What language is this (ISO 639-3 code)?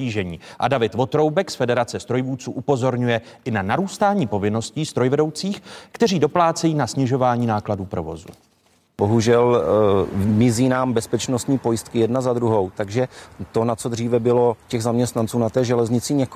ces